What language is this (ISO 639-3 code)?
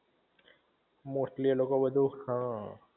guj